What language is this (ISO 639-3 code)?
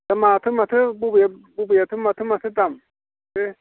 brx